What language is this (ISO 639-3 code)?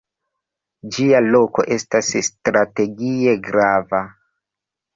epo